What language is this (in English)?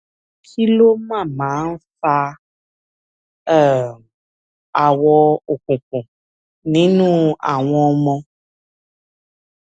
Yoruba